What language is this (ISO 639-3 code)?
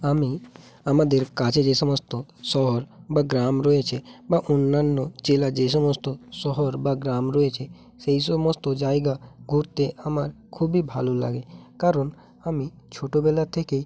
ben